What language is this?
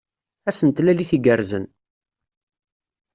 Kabyle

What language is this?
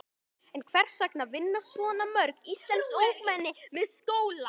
Icelandic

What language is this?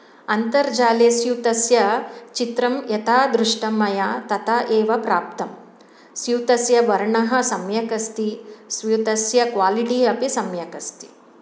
Sanskrit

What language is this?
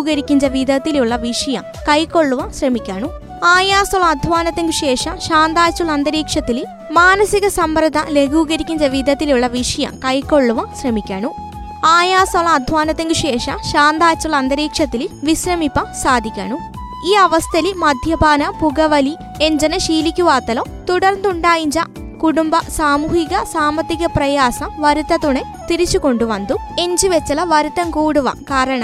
Malayalam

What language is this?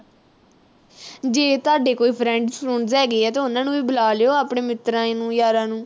Punjabi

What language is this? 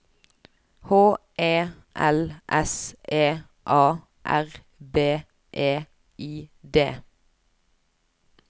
Norwegian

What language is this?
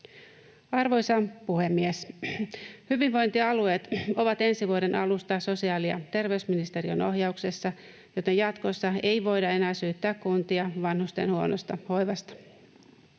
Finnish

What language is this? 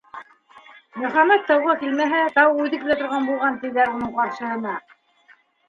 Bashkir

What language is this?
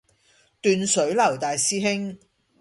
Cantonese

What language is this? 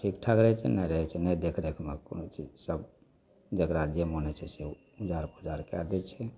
Maithili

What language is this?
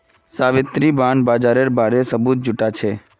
Magahi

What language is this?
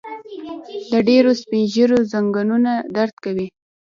Pashto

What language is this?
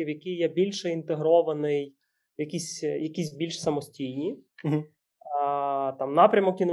Ukrainian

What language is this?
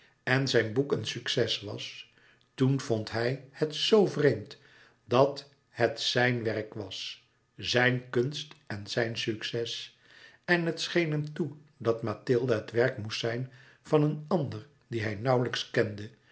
Dutch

